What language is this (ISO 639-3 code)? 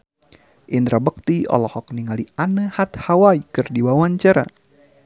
sun